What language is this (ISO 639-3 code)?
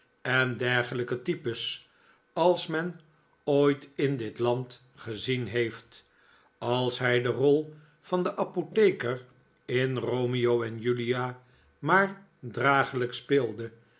nld